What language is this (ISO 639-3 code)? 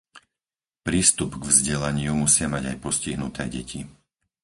slk